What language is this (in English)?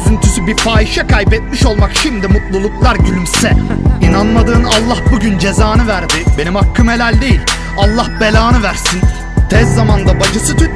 Turkish